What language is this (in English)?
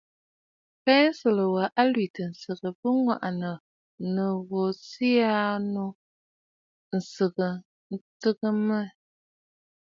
Bafut